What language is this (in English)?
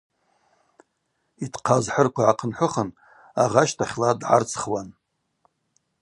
Abaza